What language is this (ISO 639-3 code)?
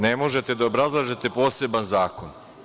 srp